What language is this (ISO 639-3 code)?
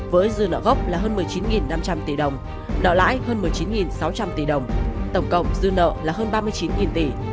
vie